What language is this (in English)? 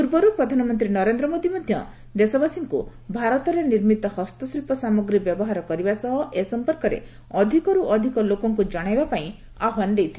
Odia